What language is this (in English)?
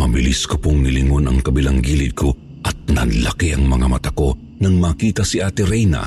Filipino